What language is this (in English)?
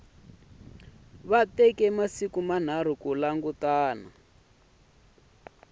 Tsonga